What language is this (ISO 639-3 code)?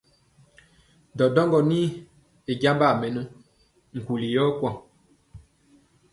mcx